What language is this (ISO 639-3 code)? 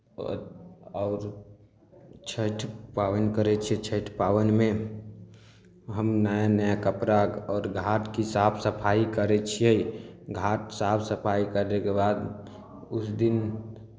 mai